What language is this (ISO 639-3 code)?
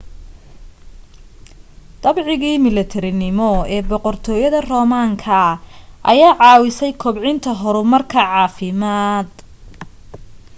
som